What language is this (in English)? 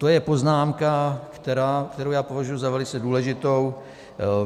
Czech